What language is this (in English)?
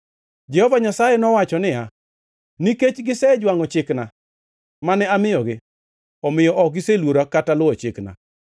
Luo (Kenya and Tanzania)